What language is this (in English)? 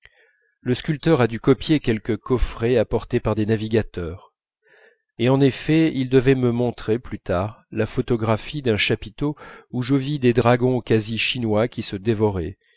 French